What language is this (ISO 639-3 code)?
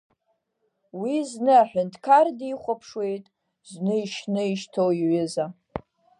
abk